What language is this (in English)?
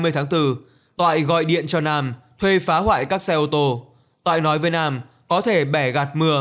Vietnamese